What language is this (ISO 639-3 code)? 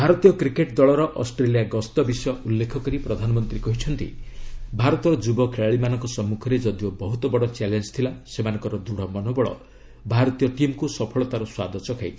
ori